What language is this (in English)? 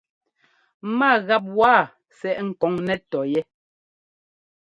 Ngomba